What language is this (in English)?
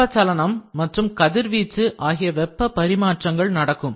Tamil